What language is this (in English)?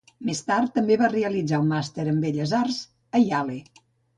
Catalan